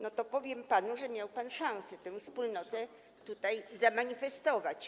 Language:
Polish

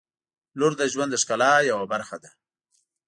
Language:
Pashto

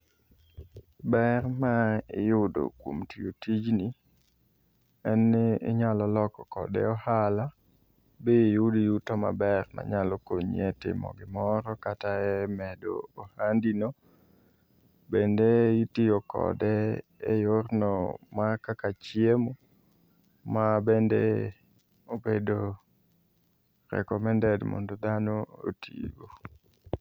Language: Luo (Kenya and Tanzania)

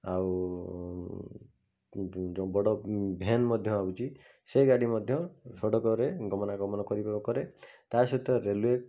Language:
Odia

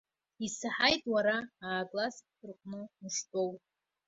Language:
Abkhazian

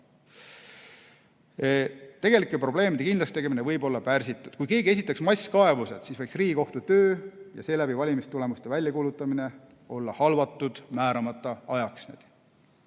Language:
Estonian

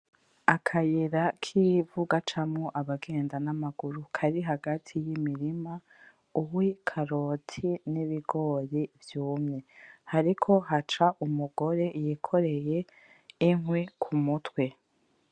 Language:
Rundi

